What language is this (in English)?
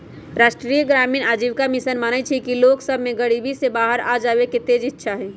Magahi